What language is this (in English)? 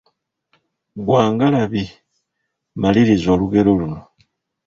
Ganda